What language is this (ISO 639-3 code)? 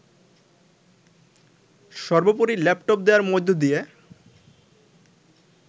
ben